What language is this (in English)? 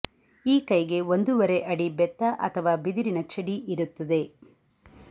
Kannada